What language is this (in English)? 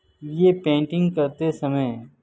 Urdu